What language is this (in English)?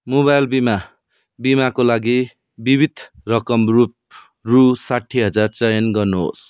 Nepali